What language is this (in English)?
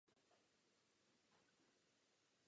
Czech